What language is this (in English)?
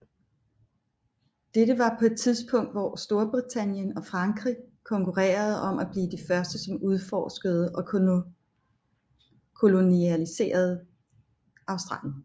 Danish